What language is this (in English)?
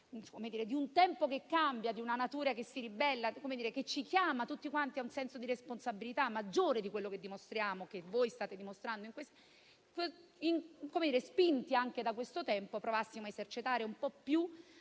Italian